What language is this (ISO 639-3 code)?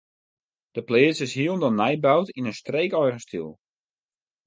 fry